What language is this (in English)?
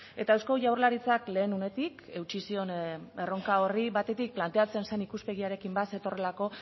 Basque